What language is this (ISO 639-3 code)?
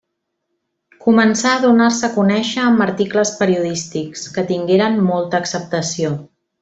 cat